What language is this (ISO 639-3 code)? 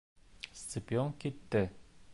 bak